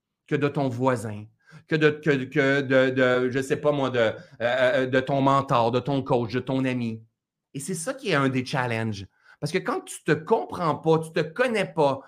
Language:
French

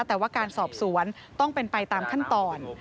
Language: Thai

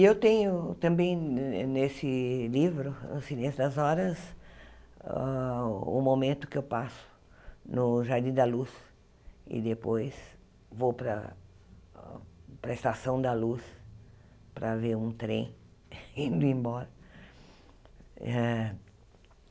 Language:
Portuguese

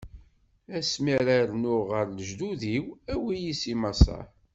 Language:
Kabyle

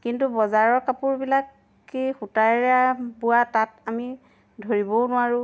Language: Assamese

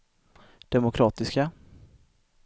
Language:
Swedish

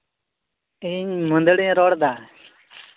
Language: Santali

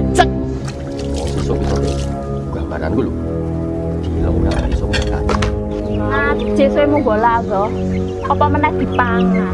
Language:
Indonesian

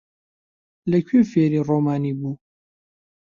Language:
Central Kurdish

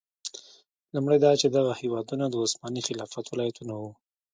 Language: Pashto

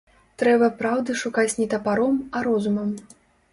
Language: Belarusian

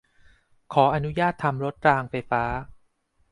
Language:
Thai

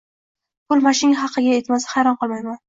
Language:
Uzbek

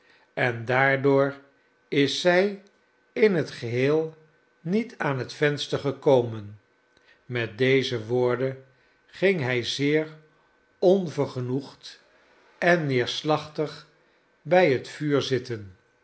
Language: Dutch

